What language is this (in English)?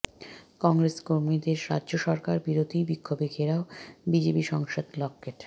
Bangla